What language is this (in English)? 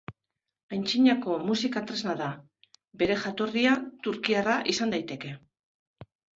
Basque